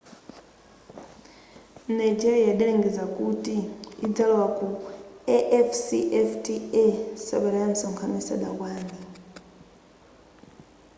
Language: Nyanja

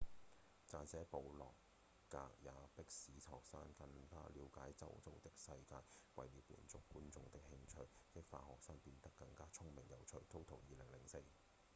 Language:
Cantonese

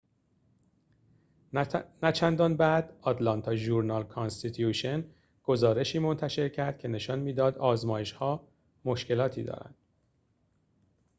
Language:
Persian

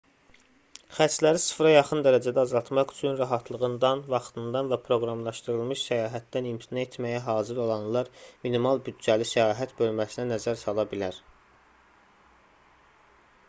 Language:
Azerbaijani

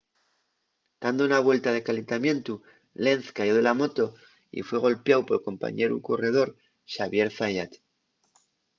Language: Asturian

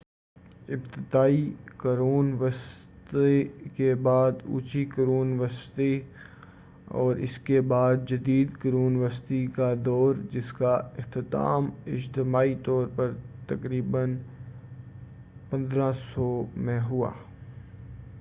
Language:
Urdu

